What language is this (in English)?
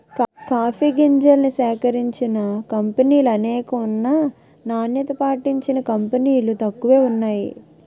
Telugu